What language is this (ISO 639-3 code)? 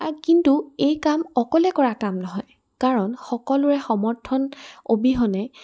asm